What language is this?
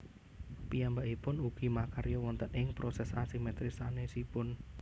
Javanese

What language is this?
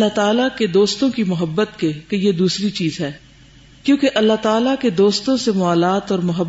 Urdu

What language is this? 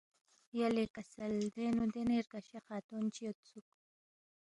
Balti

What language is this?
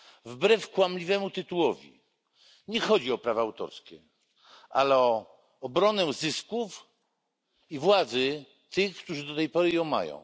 Polish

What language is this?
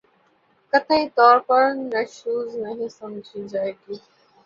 Urdu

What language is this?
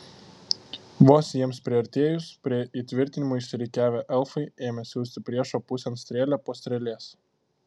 Lithuanian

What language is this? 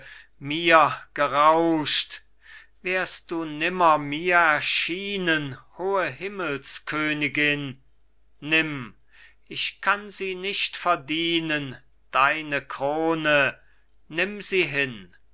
German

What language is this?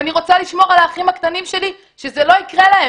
Hebrew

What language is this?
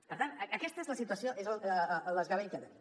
Catalan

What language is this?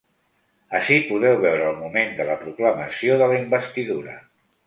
Catalan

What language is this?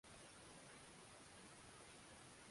Swahili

